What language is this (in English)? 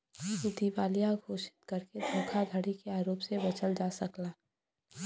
Bhojpuri